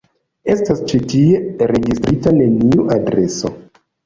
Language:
Esperanto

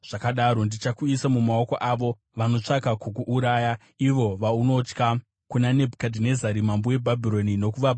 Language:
Shona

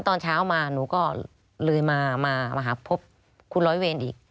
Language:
Thai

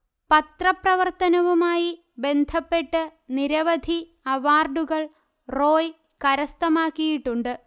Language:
Malayalam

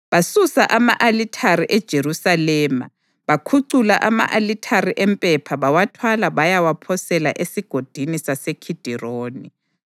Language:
North Ndebele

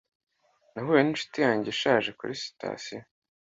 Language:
Kinyarwanda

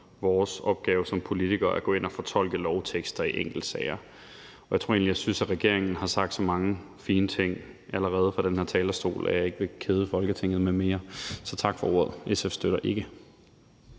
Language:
Danish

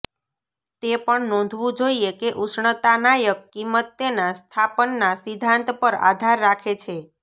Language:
Gujarati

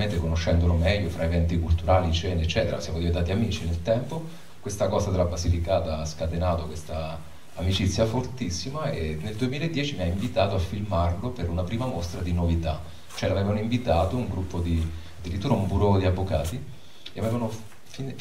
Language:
Italian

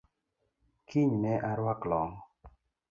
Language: Luo (Kenya and Tanzania)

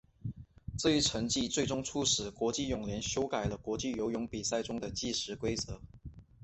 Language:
Chinese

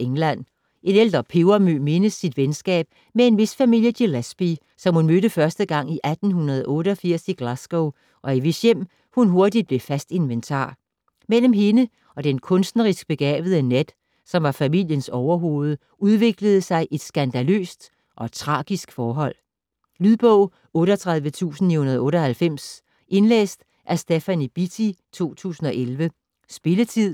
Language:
Danish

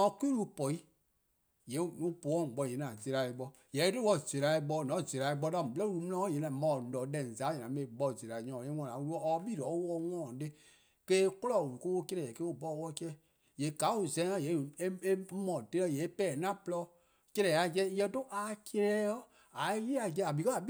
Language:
Eastern Krahn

